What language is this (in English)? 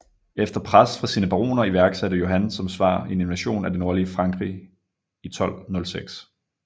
Danish